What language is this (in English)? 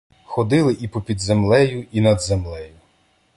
Ukrainian